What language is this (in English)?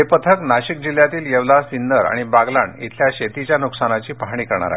Marathi